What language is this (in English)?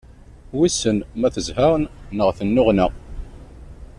Kabyle